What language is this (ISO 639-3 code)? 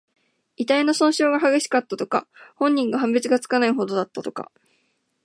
jpn